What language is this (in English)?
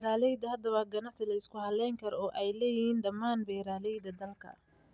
Somali